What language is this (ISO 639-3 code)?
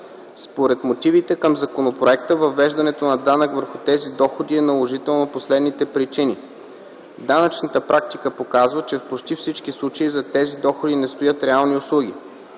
bul